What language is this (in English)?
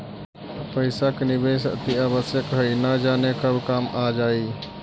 Magahi